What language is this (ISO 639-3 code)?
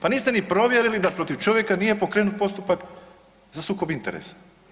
hrv